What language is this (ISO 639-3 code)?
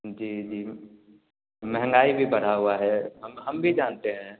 hin